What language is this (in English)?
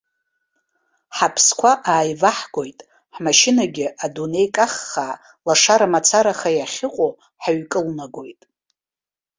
Abkhazian